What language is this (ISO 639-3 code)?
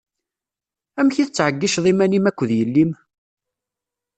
kab